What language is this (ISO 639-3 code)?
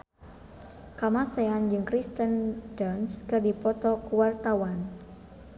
sun